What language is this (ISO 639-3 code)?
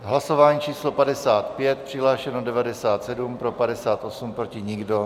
ces